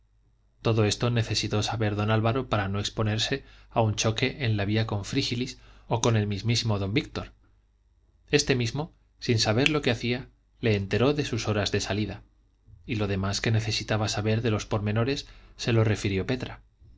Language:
Spanish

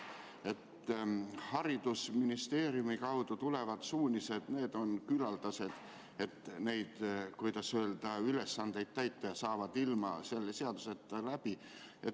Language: Estonian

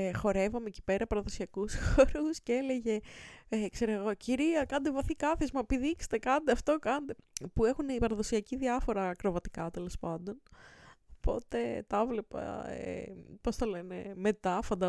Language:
Greek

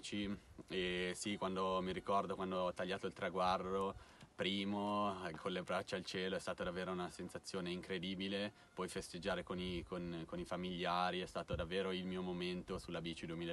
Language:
Italian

